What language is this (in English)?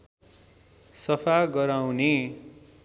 Nepali